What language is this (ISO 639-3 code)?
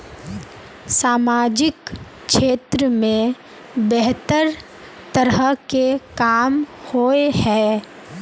mag